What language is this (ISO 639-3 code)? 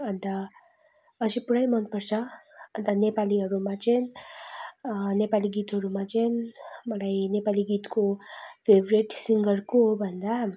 nep